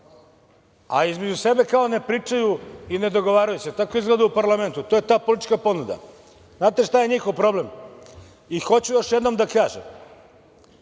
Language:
Serbian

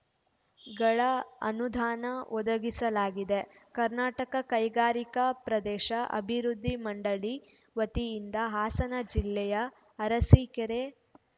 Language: Kannada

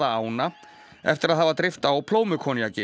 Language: Icelandic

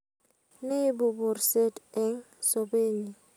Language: Kalenjin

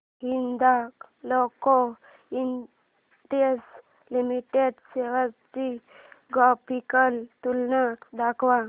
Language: Marathi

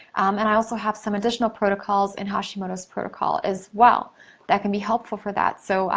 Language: English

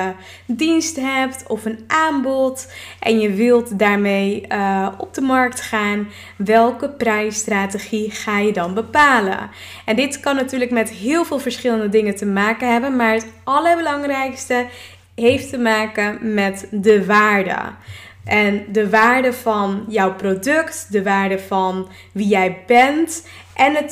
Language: Dutch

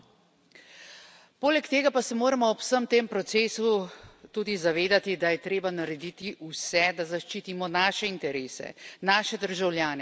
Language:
Slovenian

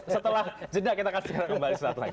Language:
Indonesian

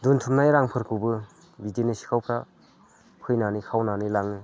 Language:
Bodo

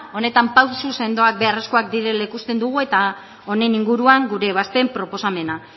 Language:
Basque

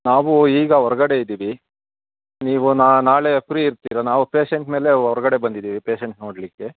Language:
Kannada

